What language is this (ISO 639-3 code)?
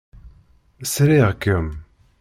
kab